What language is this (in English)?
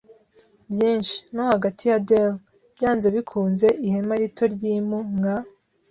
Kinyarwanda